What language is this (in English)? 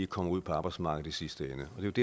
Danish